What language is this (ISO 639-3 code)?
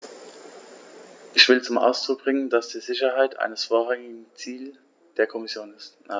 deu